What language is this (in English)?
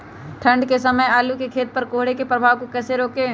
Magahi